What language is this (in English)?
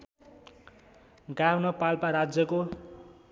Nepali